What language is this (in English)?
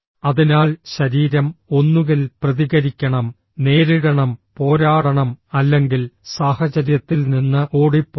Malayalam